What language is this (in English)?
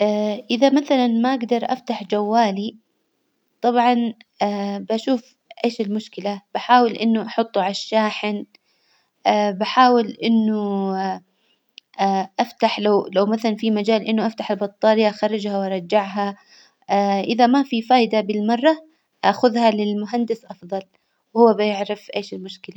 Hijazi Arabic